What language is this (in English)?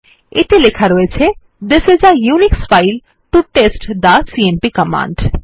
Bangla